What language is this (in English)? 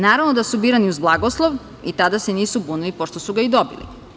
Serbian